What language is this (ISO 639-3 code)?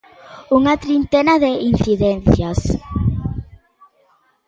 glg